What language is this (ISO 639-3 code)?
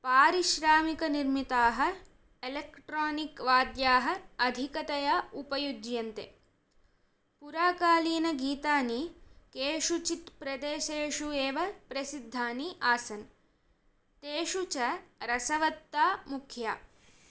san